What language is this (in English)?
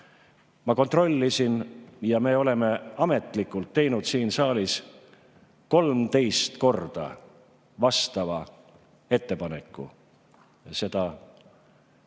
Estonian